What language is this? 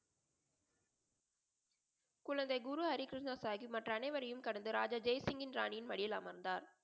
Tamil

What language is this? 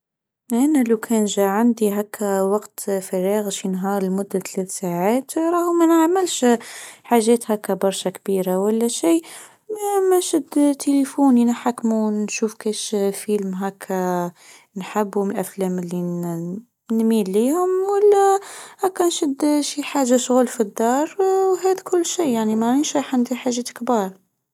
Tunisian Arabic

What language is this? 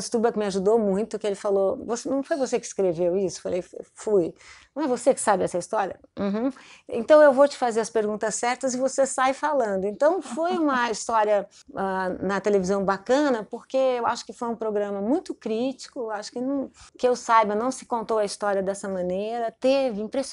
Portuguese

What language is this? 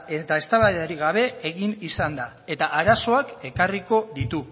Basque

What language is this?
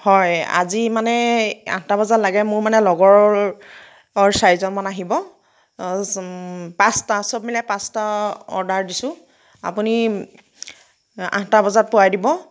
Assamese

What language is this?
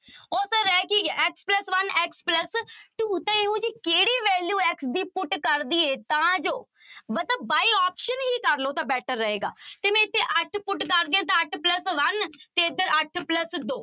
Punjabi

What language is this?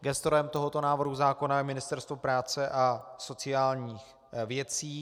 Czech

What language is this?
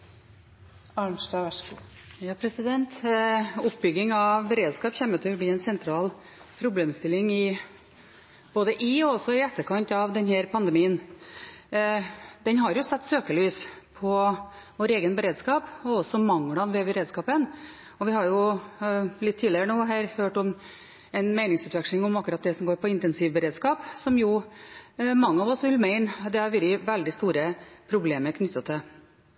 Norwegian Bokmål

